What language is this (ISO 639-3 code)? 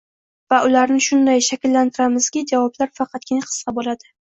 uzb